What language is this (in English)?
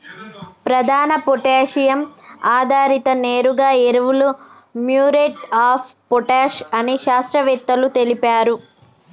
Telugu